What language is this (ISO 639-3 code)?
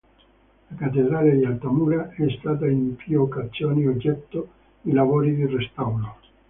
ita